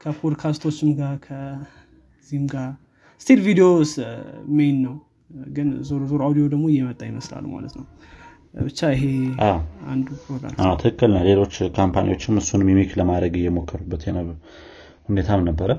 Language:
Amharic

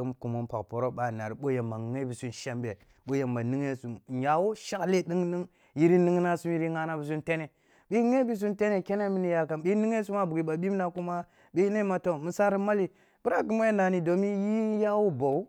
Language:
Kulung (Nigeria)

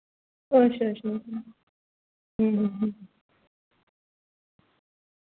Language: Dogri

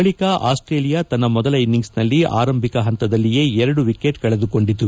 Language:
Kannada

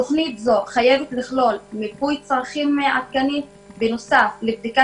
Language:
Hebrew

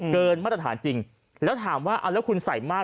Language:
Thai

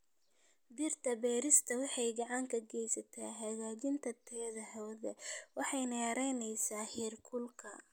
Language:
Somali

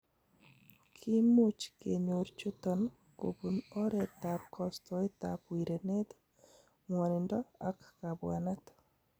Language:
Kalenjin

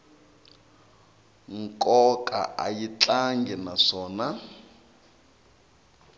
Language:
Tsonga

